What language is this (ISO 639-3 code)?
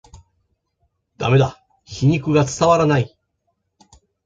jpn